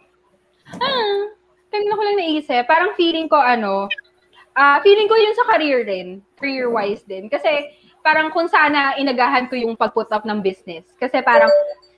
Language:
Filipino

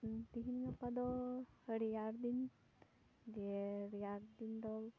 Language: Santali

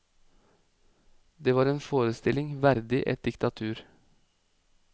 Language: Norwegian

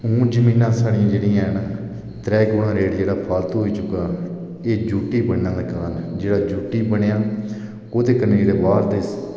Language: Dogri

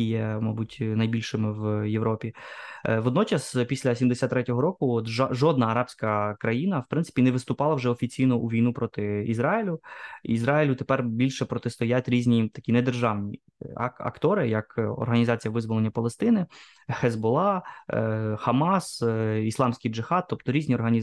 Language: Ukrainian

